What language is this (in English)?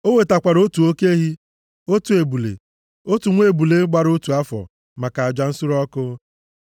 Igbo